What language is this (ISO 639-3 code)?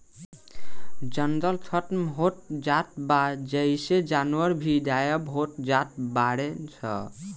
bho